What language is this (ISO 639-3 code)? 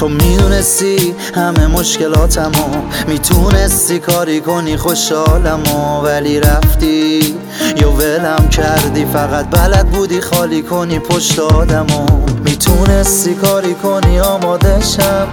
fas